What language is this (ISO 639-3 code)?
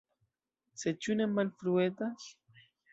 epo